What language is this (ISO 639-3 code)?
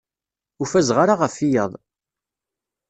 kab